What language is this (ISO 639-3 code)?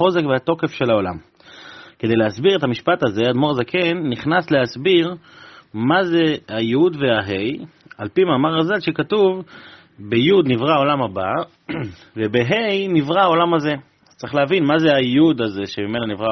heb